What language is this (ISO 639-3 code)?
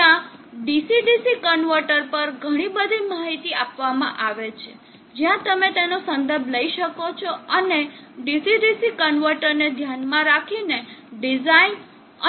guj